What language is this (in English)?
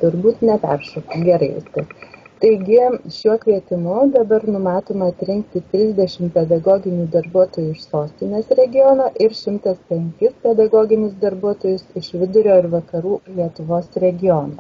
Lithuanian